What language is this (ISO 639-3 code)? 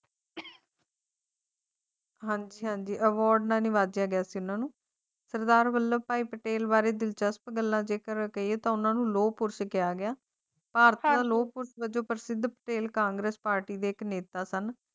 pan